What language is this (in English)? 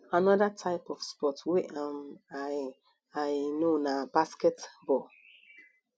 Nigerian Pidgin